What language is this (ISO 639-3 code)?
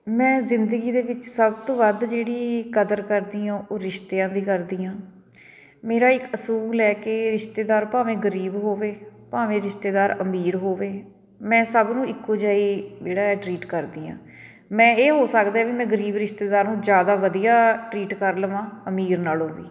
pan